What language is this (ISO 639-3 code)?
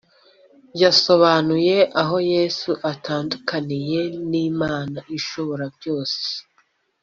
kin